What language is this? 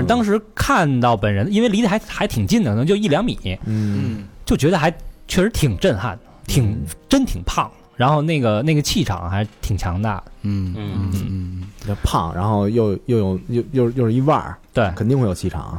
Chinese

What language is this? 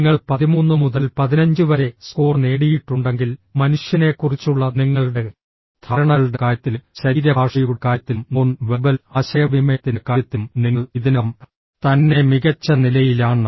Malayalam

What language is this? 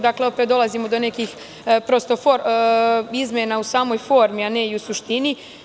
Serbian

